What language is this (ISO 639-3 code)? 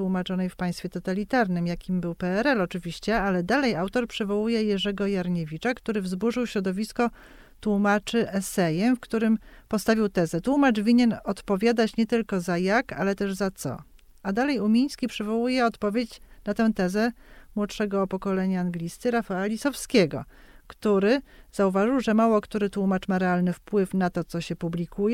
pol